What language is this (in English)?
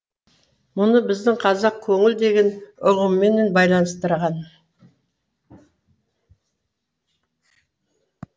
Kazakh